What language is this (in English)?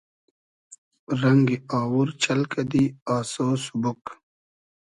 Hazaragi